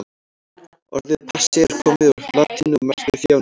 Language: Icelandic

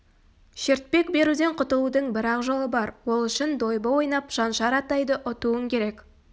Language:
Kazakh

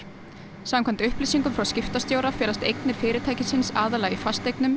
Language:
Icelandic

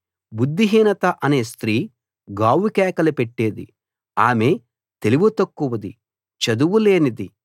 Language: Telugu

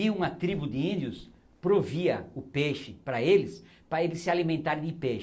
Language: Portuguese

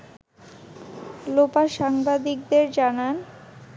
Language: Bangla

